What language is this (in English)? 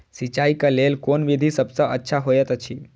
Maithili